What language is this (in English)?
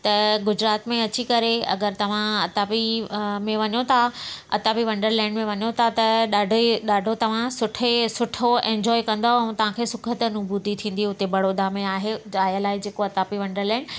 Sindhi